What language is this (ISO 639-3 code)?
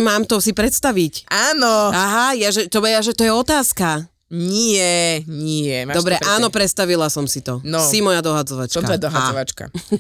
slk